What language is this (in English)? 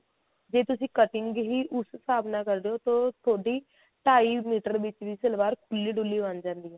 Punjabi